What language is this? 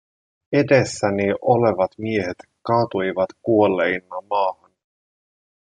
Finnish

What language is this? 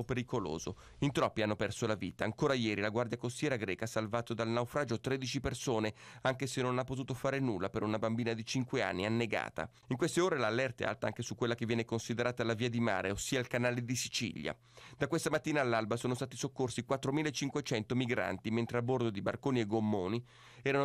Italian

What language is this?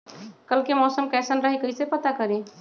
Magahi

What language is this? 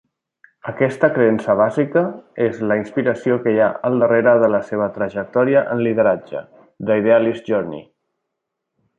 Catalan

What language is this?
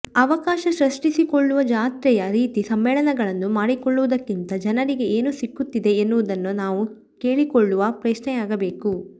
Kannada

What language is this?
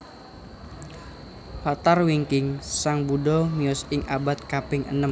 Javanese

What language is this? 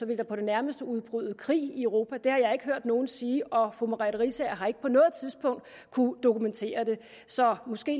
Danish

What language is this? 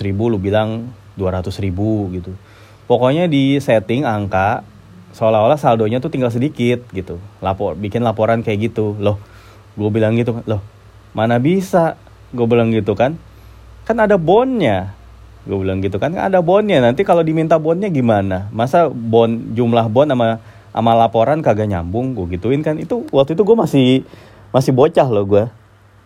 Indonesian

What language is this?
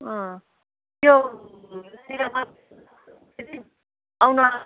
Nepali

